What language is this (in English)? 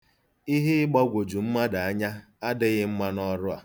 Igbo